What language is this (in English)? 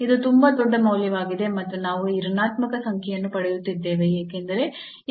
Kannada